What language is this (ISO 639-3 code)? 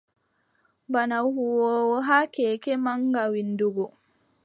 fub